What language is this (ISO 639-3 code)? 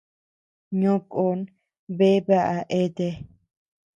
cux